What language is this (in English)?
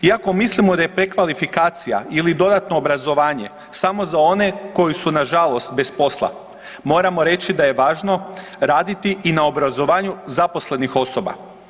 Croatian